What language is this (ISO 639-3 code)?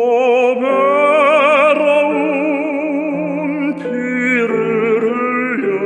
kor